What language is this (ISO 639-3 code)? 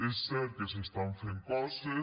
cat